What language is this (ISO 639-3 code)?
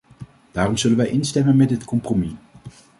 nld